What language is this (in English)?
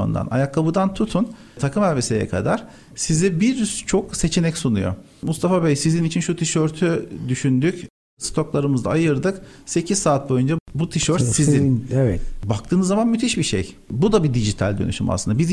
Turkish